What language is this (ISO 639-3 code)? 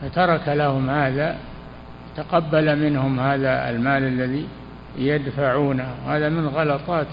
ara